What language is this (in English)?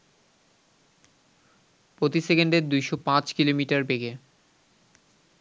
Bangla